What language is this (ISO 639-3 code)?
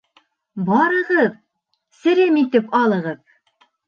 bak